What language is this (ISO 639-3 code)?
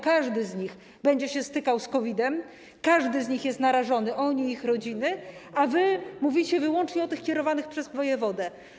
pol